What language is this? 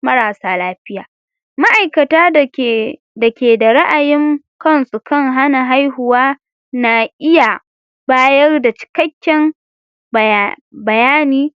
Hausa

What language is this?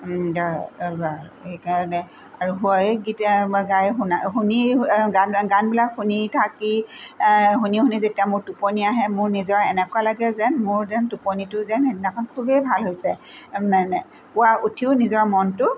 Assamese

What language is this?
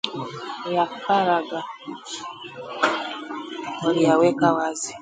Swahili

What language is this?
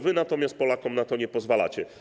Polish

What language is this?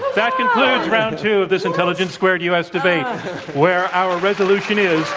English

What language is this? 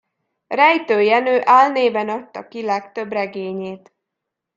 Hungarian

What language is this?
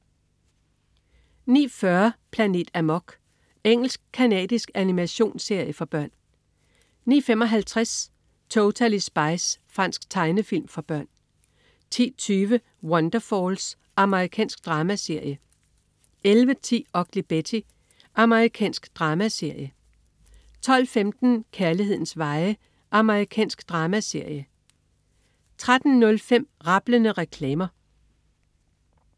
Danish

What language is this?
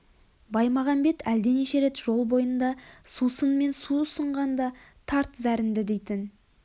Kazakh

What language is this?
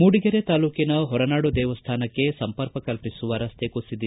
Kannada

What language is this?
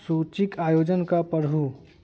Maithili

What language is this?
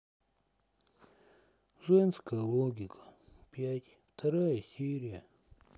Russian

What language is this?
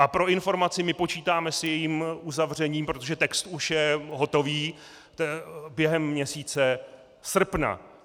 Czech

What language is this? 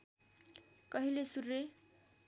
Nepali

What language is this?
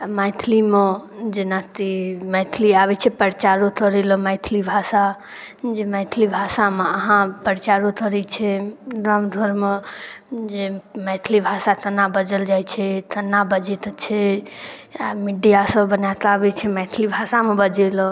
Maithili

